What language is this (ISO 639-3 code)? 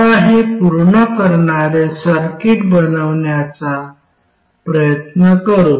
mar